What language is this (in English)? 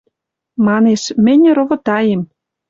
Western Mari